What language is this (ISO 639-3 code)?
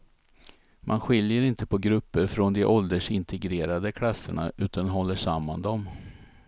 swe